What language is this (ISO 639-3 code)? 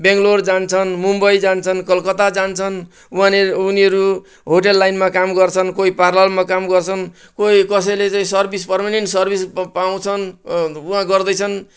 nep